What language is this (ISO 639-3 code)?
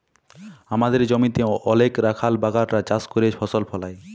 ben